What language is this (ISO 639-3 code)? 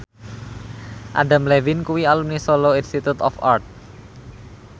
jav